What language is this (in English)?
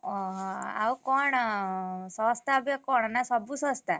Odia